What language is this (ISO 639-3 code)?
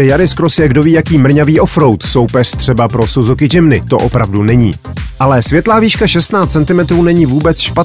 ces